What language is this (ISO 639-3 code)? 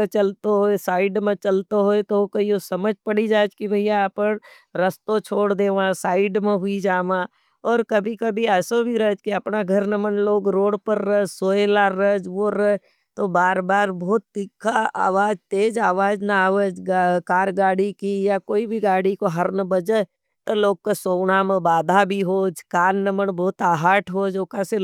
noe